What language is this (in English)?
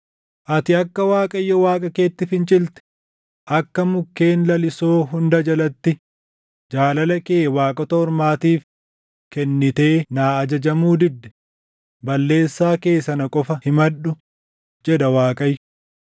Oromo